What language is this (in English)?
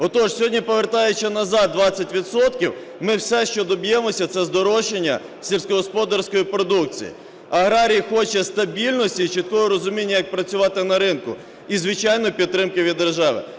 Ukrainian